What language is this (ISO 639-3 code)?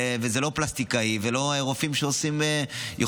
heb